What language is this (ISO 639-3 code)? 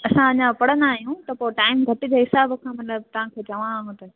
snd